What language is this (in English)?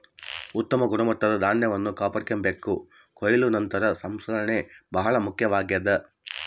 Kannada